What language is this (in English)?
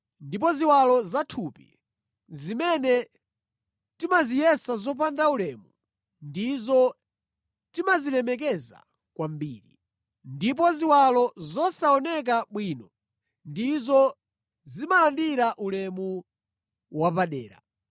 Nyanja